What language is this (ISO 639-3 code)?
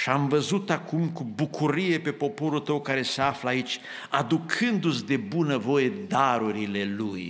ron